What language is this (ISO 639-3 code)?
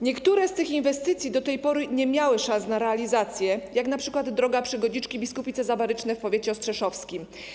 pol